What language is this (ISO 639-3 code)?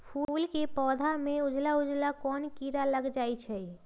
mag